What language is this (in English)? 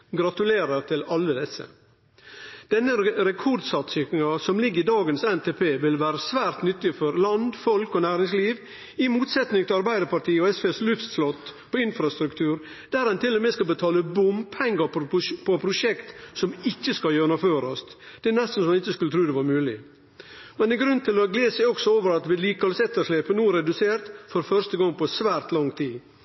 Norwegian Nynorsk